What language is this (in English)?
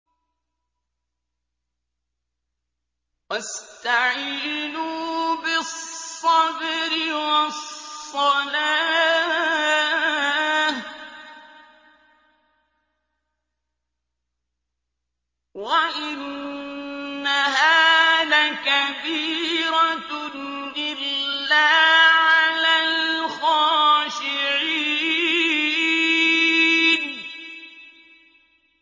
Arabic